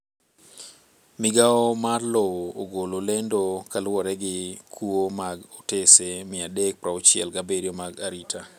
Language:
Luo (Kenya and Tanzania)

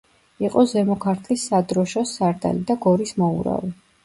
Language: Georgian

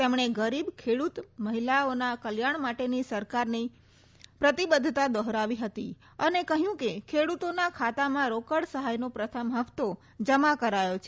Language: Gujarati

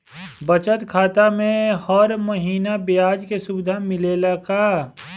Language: Bhojpuri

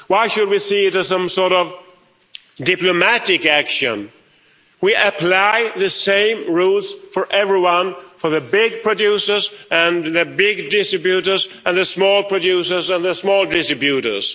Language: English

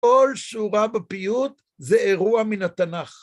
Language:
Hebrew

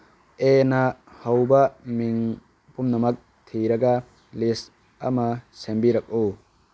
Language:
Manipuri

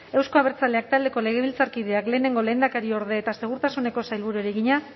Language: Basque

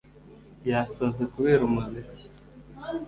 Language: Kinyarwanda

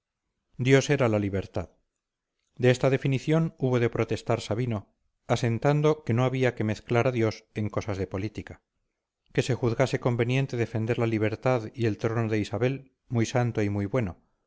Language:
Spanish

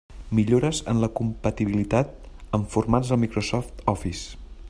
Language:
Catalan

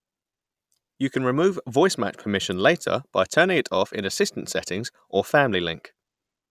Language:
English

